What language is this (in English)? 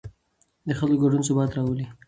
Pashto